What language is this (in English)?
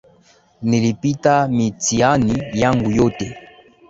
Swahili